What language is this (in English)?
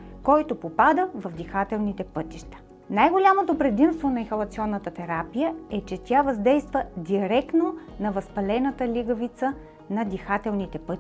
Bulgarian